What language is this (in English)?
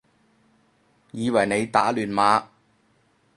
Cantonese